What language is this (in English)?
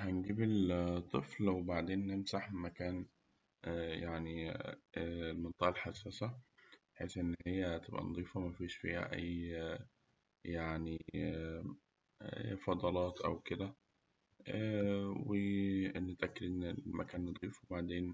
Egyptian Arabic